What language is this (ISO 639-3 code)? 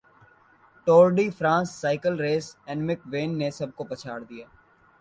urd